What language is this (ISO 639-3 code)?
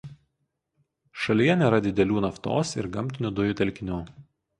lit